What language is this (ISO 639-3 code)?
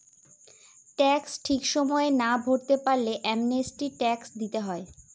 ben